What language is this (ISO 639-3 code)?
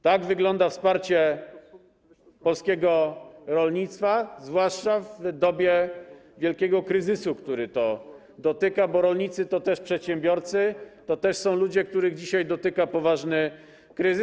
pol